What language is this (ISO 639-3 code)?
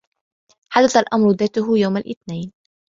ara